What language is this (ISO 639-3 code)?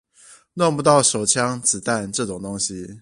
zho